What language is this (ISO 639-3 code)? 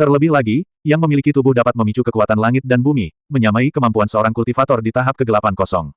ind